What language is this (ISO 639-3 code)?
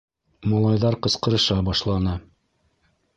bak